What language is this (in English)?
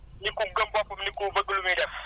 Wolof